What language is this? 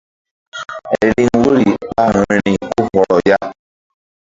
Mbum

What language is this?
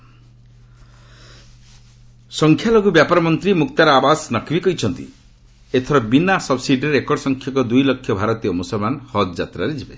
Odia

